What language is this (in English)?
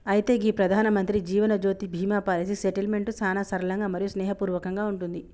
Telugu